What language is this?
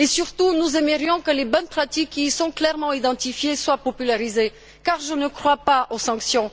French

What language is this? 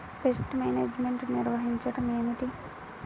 Telugu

